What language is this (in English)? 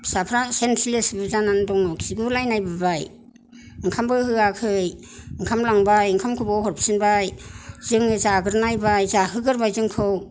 Bodo